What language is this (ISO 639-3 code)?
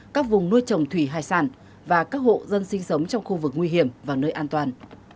vie